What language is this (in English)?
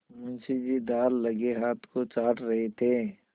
Hindi